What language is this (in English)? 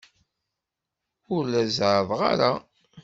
Kabyle